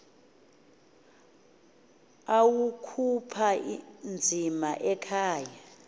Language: Xhosa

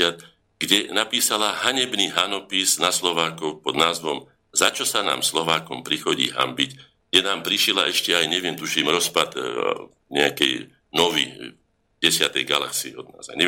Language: Slovak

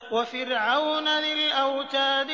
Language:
Arabic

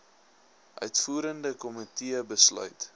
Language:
Afrikaans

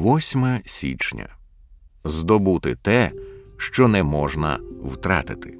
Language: Ukrainian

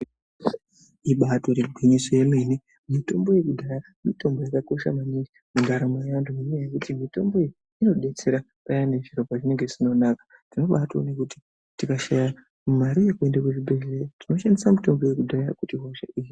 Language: Ndau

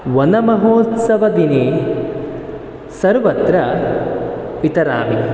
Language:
Sanskrit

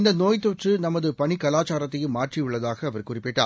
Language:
Tamil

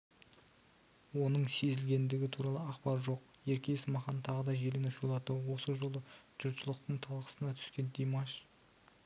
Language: Kazakh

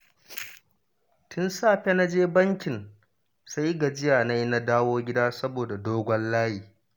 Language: Hausa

